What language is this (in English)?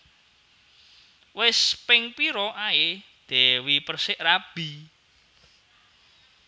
Javanese